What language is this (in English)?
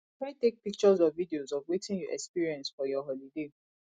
Nigerian Pidgin